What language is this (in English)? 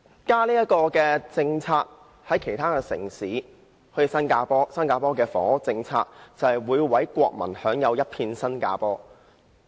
Cantonese